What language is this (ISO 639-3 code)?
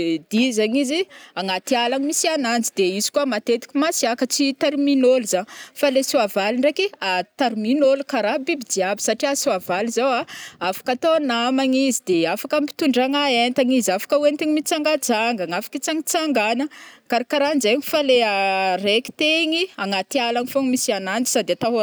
bmm